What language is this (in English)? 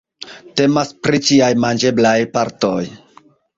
Esperanto